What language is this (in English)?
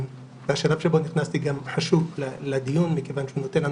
Hebrew